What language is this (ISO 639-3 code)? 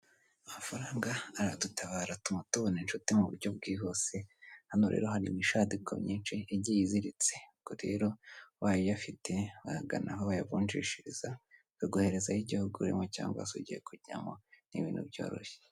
kin